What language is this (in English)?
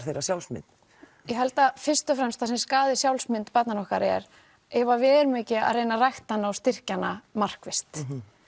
Icelandic